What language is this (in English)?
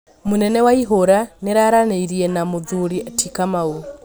Kikuyu